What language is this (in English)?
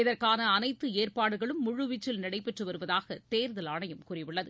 Tamil